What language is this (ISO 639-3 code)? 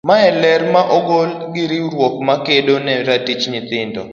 luo